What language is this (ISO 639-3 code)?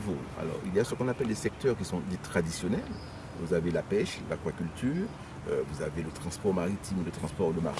fra